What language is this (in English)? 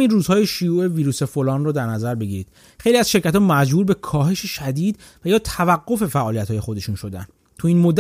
Persian